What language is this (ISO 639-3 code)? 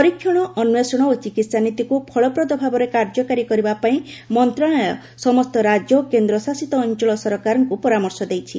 ori